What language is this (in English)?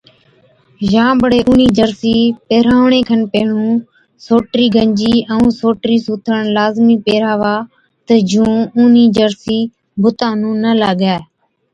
Od